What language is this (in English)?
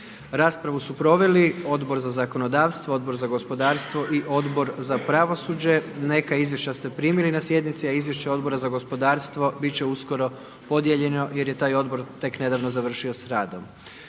Croatian